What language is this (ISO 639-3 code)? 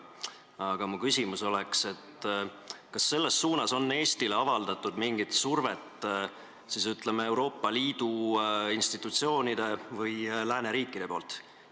est